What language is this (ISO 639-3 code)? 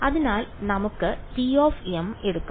mal